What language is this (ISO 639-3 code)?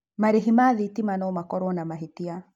kik